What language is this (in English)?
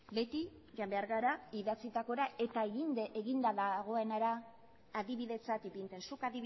Basque